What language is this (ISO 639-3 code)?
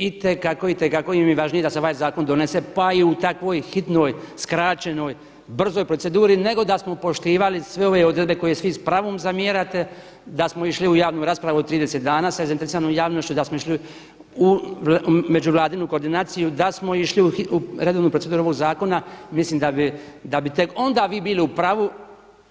hrv